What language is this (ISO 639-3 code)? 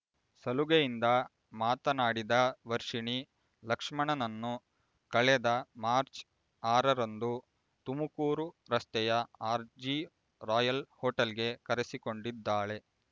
kan